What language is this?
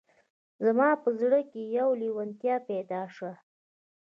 Pashto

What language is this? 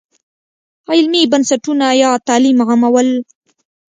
Pashto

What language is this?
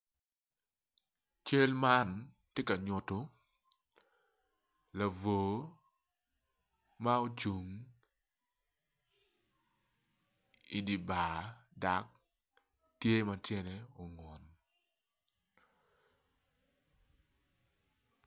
Acoli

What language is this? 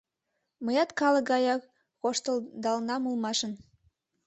Mari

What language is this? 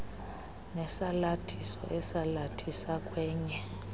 Xhosa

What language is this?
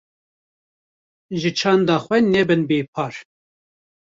Kurdish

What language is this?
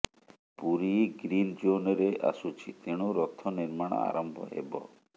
Odia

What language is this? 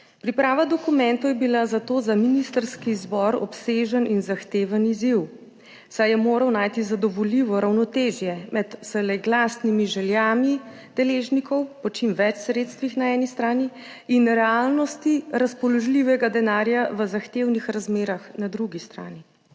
Slovenian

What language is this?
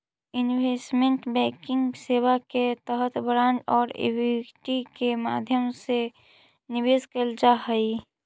Magahi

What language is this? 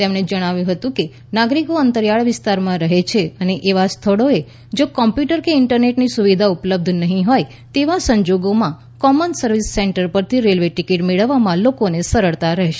Gujarati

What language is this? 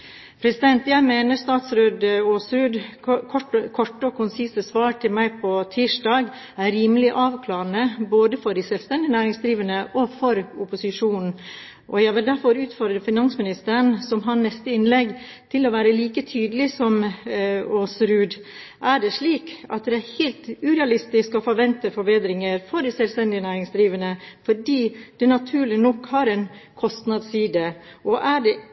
Norwegian Bokmål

